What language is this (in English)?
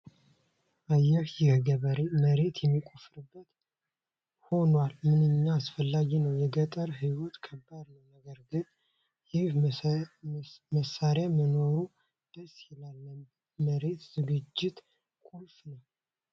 Amharic